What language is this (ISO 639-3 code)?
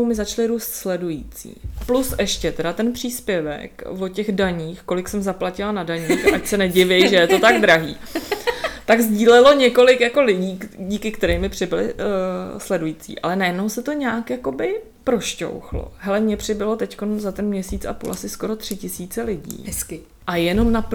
ces